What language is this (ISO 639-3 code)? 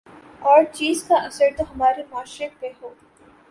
urd